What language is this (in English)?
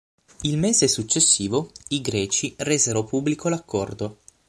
Italian